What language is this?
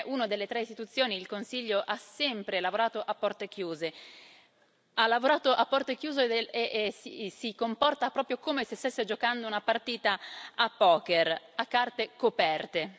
Italian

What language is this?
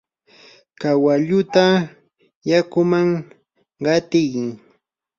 Yanahuanca Pasco Quechua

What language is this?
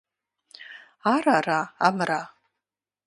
Kabardian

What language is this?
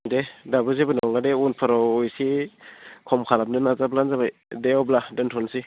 Bodo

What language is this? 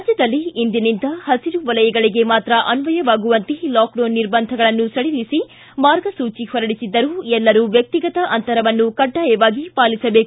Kannada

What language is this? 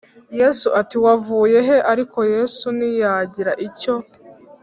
Kinyarwanda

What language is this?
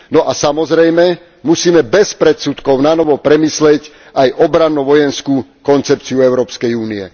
Slovak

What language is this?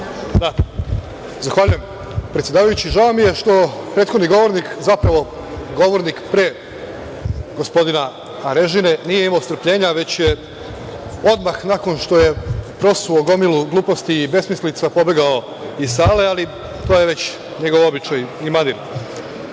Serbian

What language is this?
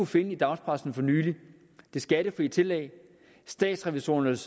Danish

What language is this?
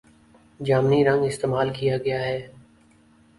Urdu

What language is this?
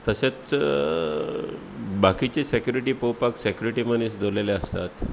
Konkani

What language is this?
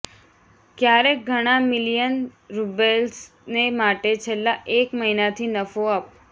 Gujarati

